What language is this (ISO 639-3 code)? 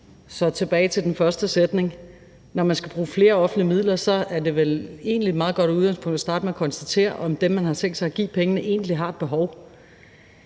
dan